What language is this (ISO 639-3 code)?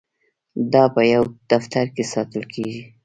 pus